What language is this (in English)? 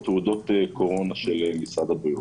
Hebrew